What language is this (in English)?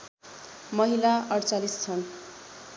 Nepali